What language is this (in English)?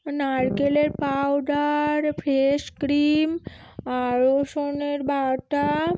Bangla